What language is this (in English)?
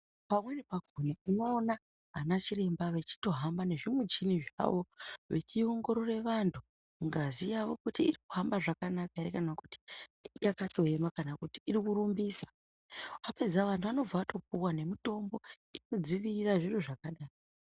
Ndau